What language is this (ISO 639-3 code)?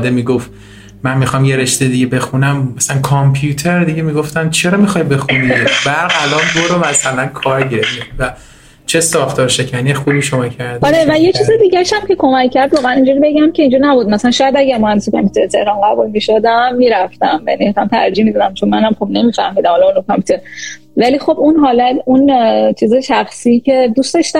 fas